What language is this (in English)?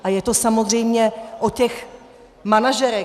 Czech